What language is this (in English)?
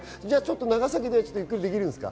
Japanese